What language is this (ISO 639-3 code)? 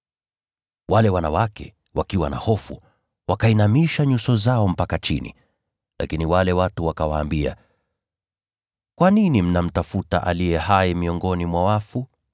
swa